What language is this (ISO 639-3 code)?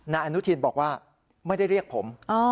tha